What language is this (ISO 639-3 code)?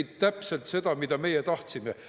est